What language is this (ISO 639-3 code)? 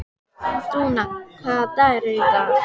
isl